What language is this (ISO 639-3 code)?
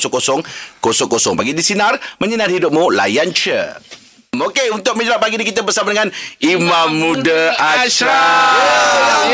msa